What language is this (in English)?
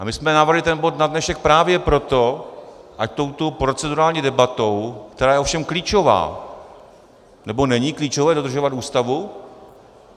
Czech